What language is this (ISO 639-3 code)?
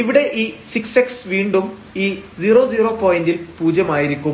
mal